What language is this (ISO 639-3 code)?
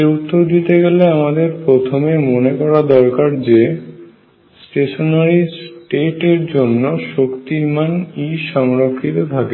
ben